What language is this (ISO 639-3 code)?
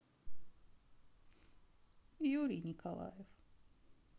rus